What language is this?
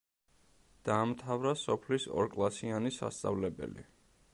Georgian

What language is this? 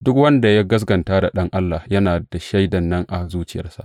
Hausa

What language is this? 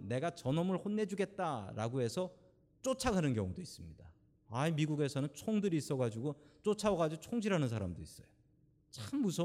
Korean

